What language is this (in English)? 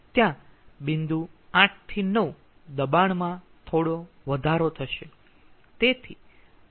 Gujarati